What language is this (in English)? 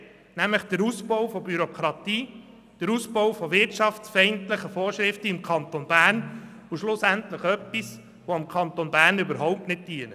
Swiss German